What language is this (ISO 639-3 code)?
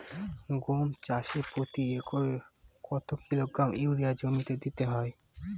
ben